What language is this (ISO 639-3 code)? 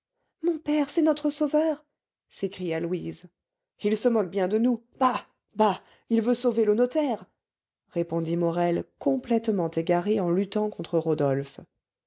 fra